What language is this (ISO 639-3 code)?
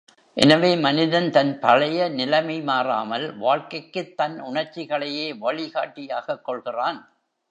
tam